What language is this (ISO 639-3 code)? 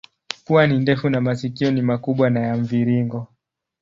swa